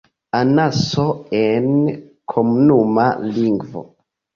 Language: Esperanto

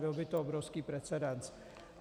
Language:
Czech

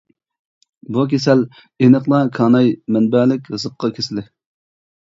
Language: Uyghur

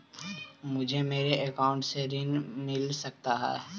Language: Magahi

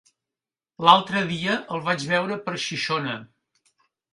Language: Catalan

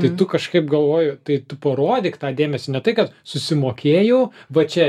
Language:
Lithuanian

